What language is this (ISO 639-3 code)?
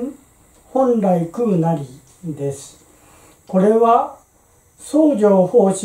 jpn